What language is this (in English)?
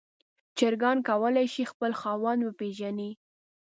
Pashto